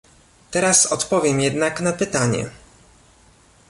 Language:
Polish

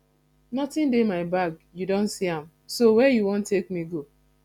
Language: Nigerian Pidgin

